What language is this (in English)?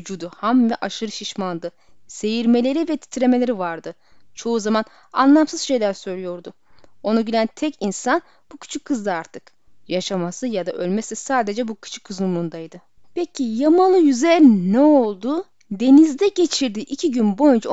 Turkish